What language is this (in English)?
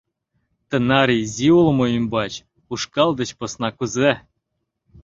Mari